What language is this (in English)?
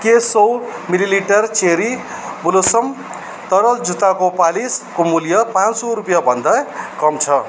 Nepali